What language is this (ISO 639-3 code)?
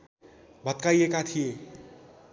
nep